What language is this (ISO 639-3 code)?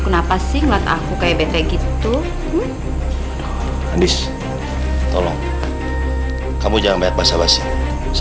ind